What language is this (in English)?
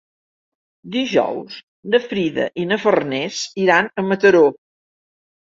Catalan